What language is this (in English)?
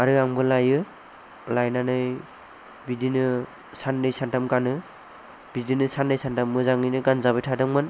Bodo